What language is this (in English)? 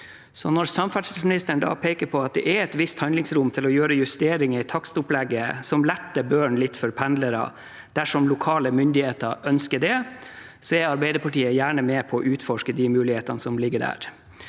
Norwegian